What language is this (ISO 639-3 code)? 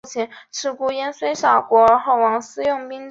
zho